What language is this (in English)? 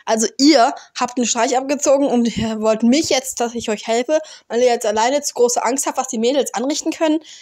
German